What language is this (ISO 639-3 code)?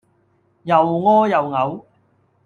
yue